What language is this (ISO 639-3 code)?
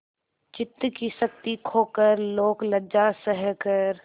hin